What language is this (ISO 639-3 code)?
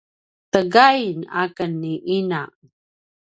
pwn